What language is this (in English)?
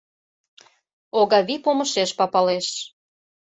Mari